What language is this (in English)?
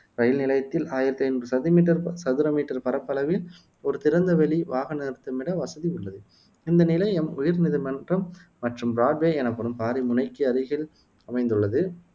Tamil